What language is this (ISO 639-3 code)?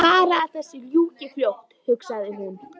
isl